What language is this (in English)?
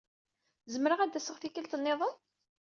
Kabyle